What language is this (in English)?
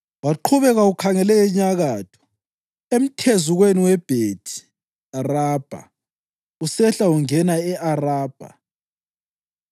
North Ndebele